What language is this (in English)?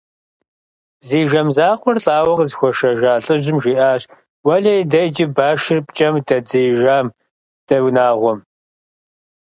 Kabardian